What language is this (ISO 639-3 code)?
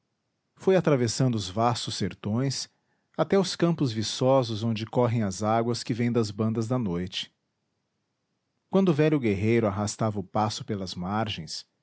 por